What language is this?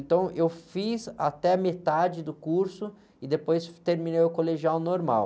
Portuguese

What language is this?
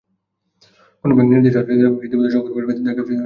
Bangla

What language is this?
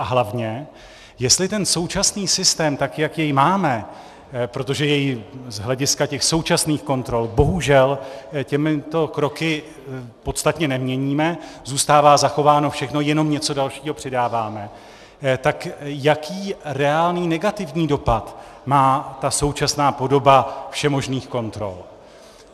Czech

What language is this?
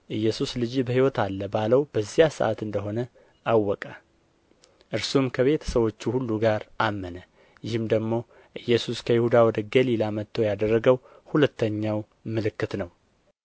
Amharic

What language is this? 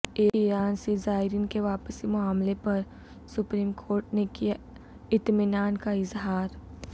Urdu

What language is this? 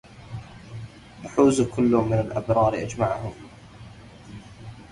Arabic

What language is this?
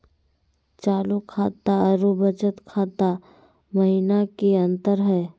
Magahi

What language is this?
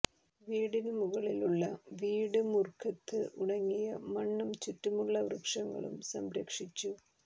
Malayalam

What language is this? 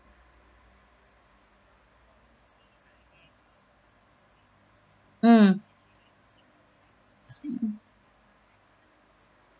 English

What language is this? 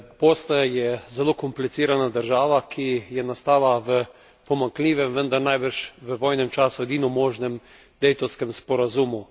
Slovenian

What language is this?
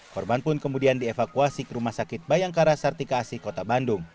Indonesian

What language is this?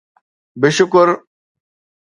Sindhi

